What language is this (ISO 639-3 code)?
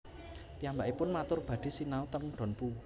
jav